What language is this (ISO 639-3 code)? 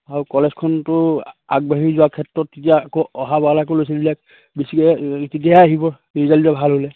asm